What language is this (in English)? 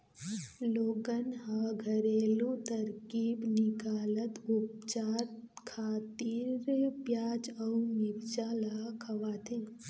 Chhattisgarhi